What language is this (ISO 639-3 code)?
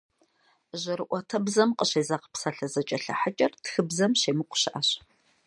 kbd